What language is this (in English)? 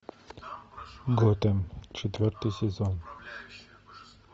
Russian